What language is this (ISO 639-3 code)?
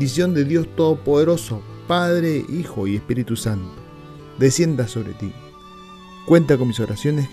spa